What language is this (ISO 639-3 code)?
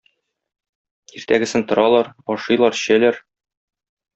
tat